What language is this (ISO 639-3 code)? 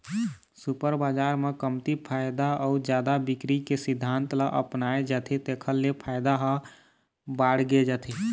hne